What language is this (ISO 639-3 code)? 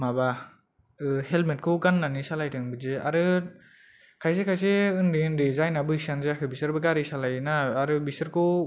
brx